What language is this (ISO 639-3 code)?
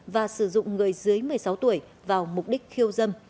vie